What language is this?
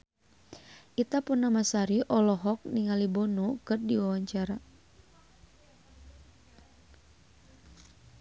Sundanese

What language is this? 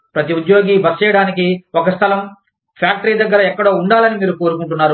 Telugu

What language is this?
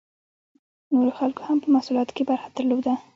Pashto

